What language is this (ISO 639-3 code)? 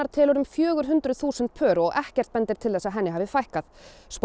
isl